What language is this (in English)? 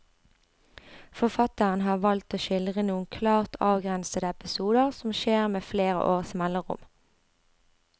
Norwegian